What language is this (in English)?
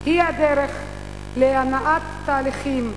Hebrew